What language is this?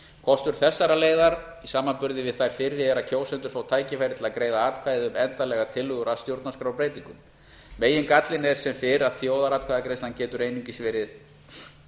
Icelandic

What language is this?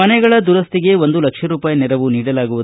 Kannada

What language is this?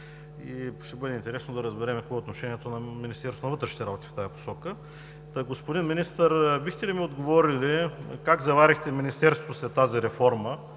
Bulgarian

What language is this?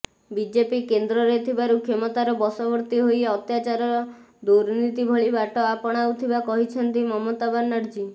Odia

